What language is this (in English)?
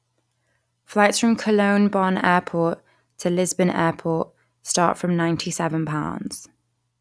English